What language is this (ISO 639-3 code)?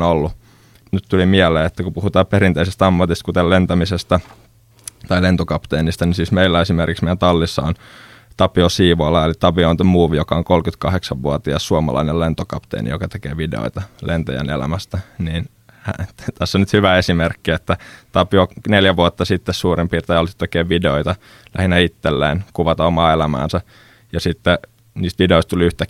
fin